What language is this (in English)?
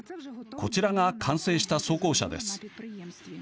Japanese